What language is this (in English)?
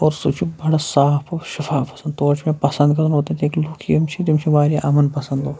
Kashmiri